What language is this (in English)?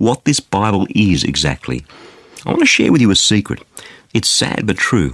English